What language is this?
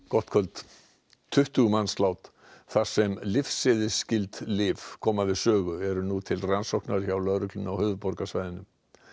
Icelandic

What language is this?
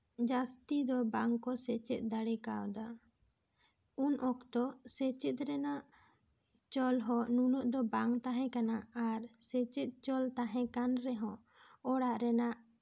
Santali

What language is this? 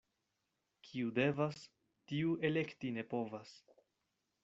Esperanto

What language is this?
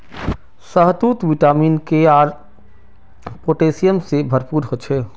Magahi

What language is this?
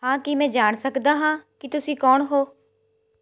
Punjabi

